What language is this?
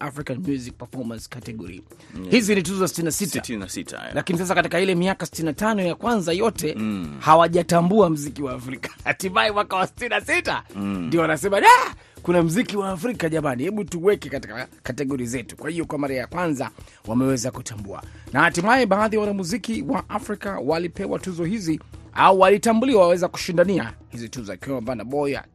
Swahili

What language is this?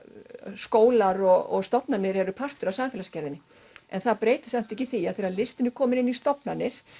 Icelandic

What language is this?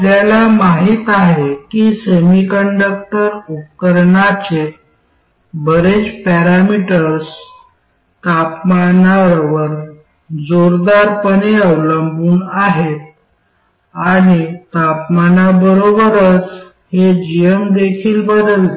Marathi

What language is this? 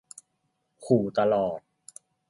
Thai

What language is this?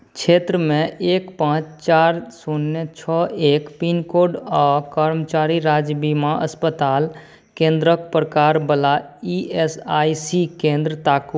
Maithili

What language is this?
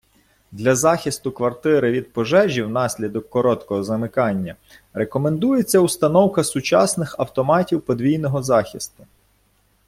Ukrainian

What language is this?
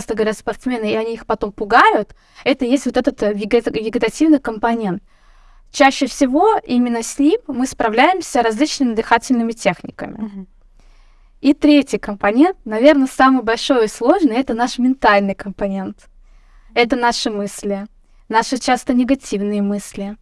Russian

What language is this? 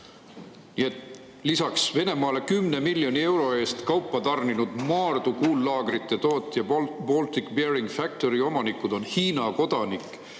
Estonian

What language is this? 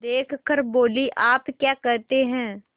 Hindi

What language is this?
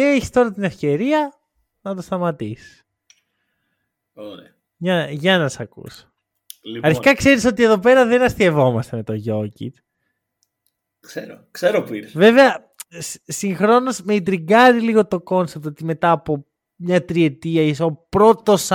Greek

